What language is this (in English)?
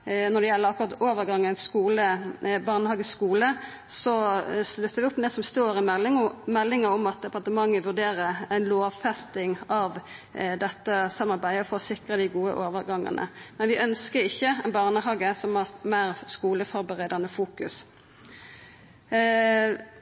Norwegian Nynorsk